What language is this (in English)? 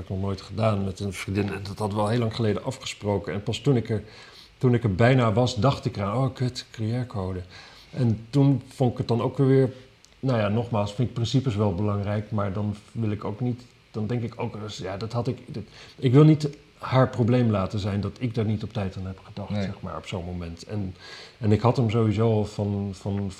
Dutch